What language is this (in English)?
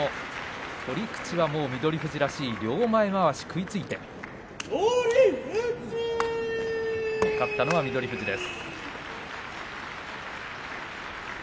Japanese